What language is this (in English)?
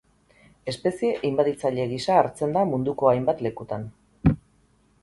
Basque